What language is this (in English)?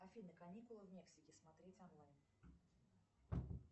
Russian